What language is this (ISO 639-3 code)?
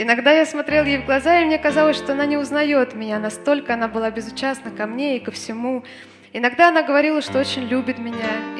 rus